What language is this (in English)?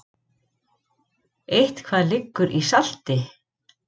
Icelandic